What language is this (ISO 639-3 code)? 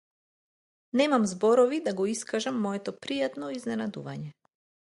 mkd